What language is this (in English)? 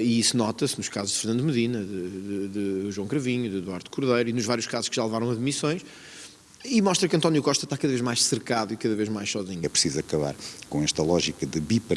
Portuguese